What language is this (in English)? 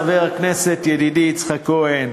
Hebrew